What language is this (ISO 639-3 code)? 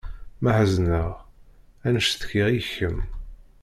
kab